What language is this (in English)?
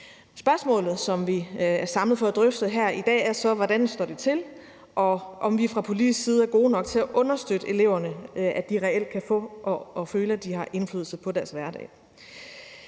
Danish